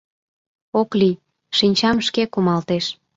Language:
Mari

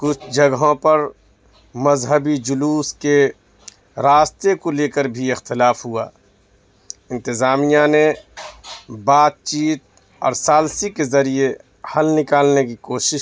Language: Urdu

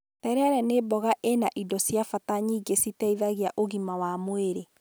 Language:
Kikuyu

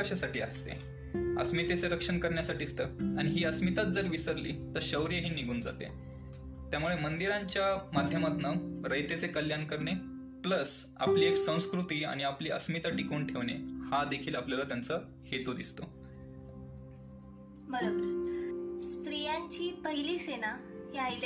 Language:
Marathi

